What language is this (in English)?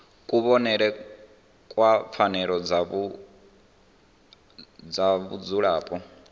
Venda